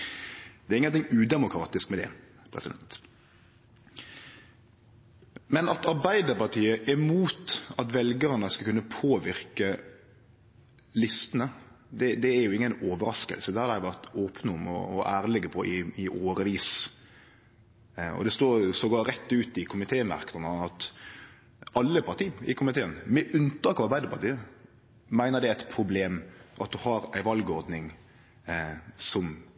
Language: Norwegian Nynorsk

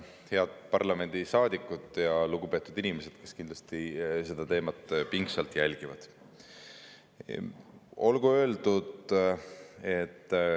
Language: Estonian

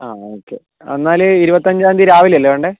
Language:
Malayalam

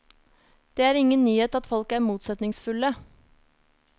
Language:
Norwegian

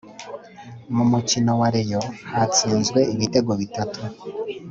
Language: Kinyarwanda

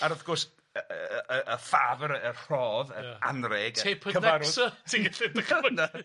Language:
Welsh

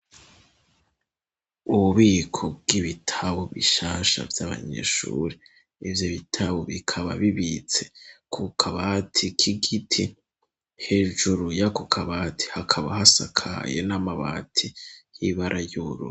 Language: Rundi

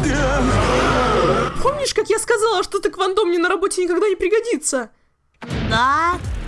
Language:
Russian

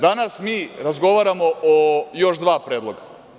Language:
Serbian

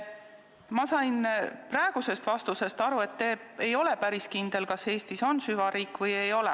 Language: Estonian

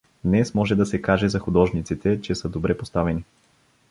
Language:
Bulgarian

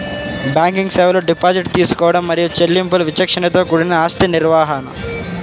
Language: Telugu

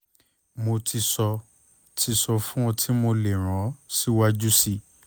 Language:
Yoruba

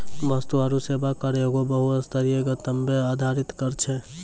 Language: Maithili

